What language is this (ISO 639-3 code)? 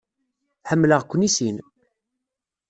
kab